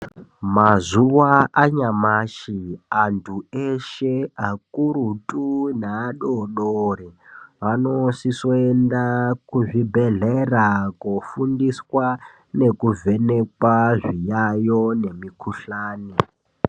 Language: Ndau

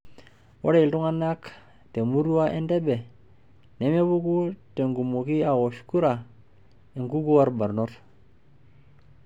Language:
Masai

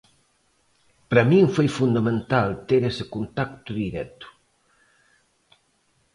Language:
Galician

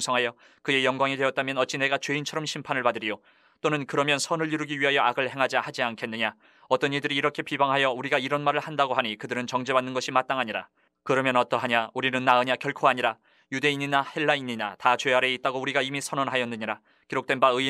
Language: Korean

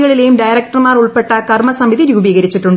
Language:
Malayalam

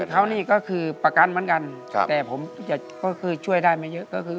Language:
Thai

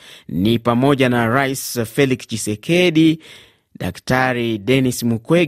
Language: Swahili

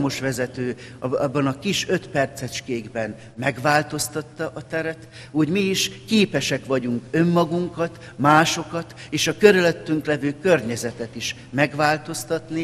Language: Hungarian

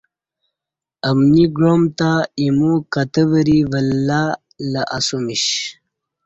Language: Kati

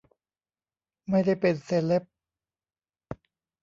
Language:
Thai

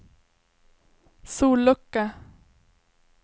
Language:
Swedish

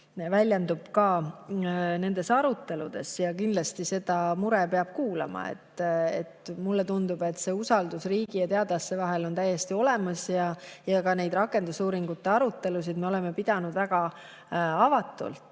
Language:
Estonian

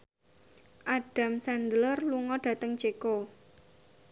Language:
Javanese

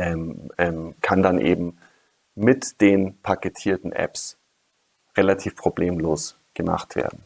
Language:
German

